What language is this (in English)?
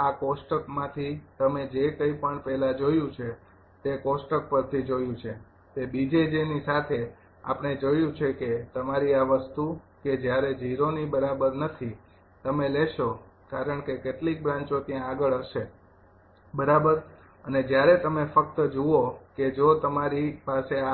Gujarati